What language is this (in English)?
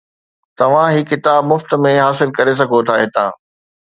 Sindhi